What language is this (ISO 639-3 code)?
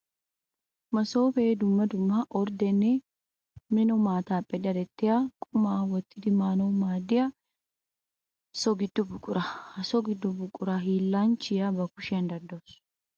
wal